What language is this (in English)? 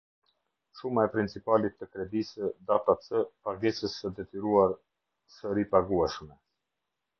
Albanian